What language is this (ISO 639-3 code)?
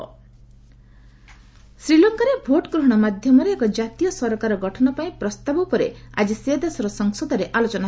ori